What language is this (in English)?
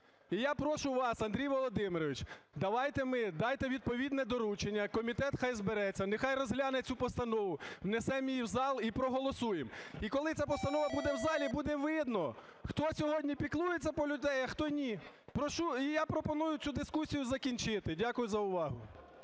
Ukrainian